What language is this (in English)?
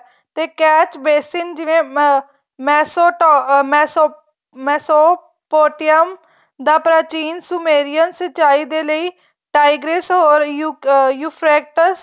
Punjabi